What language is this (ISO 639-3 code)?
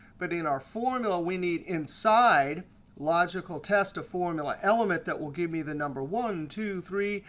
eng